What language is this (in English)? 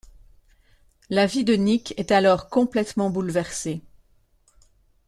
French